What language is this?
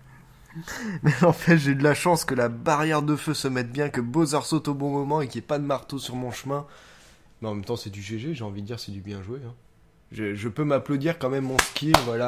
French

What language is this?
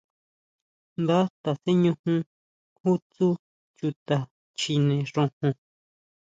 Huautla Mazatec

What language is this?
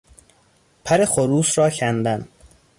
Persian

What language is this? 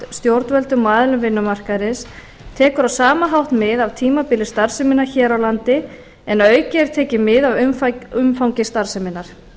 Icelandic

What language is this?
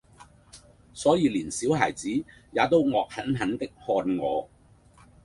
Cantonese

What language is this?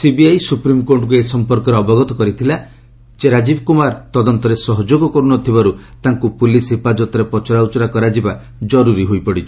Odia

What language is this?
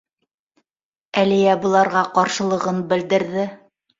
Bashkir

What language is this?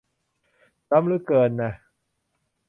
Thai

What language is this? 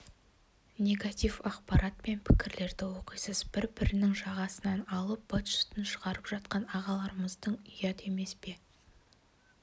Kazakh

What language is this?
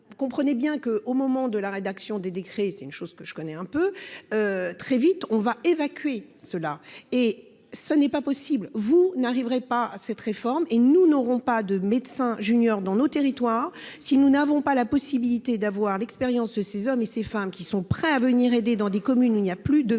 French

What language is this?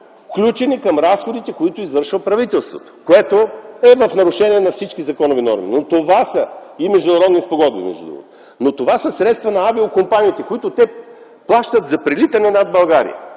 Bulgarian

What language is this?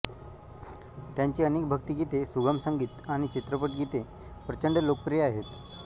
Marathi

